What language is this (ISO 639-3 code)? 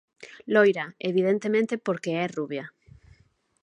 glg